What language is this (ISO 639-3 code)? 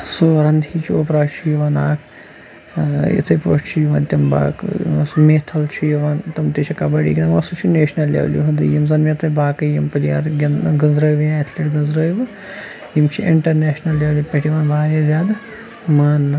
kas